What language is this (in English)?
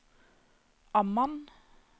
Norwegian